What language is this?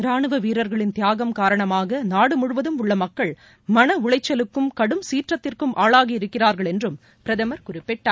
Tamil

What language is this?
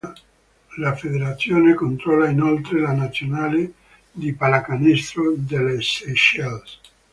Italian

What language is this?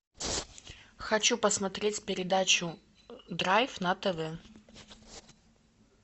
Russian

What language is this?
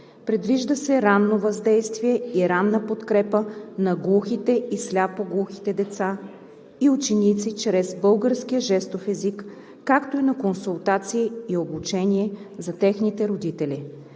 Bulgarian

